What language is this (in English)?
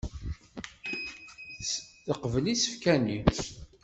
Kabyle